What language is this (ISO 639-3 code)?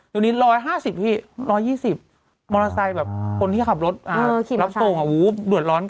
tha